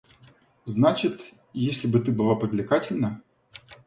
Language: Russian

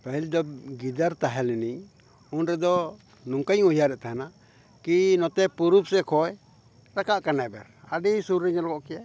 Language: Santali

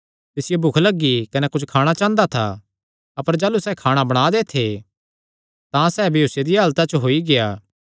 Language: Kangri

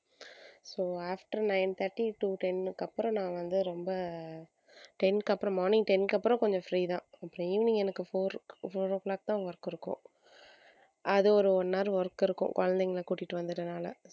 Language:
Tamil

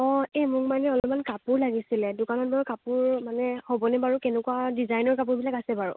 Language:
Assamese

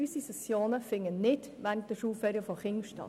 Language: Swiss German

